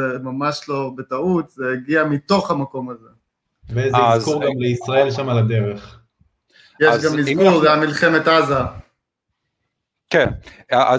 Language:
Hebrew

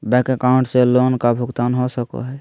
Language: Magahi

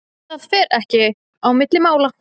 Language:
Icelandic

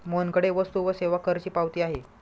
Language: Marathi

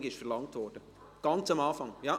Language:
Swiss German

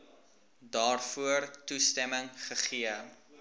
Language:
Afrikaans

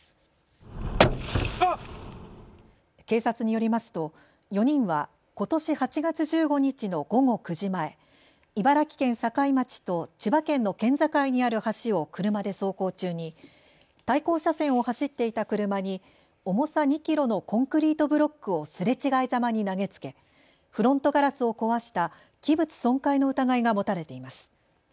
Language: Japanese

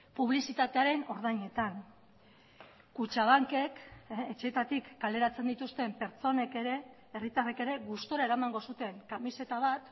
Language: Basque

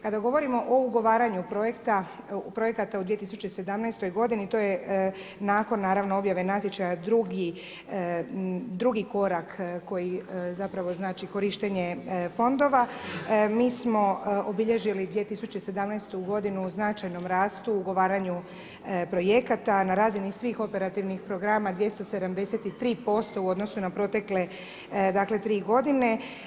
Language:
Croatian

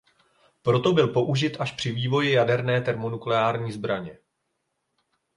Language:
Czech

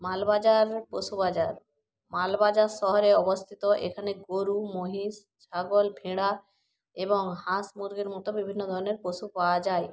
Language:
Bangla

